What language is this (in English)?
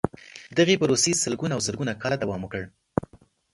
Pashto